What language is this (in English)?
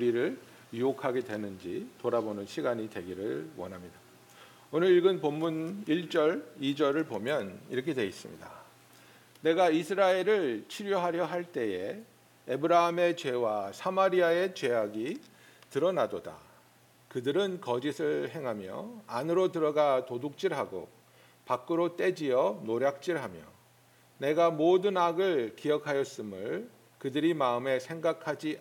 Korean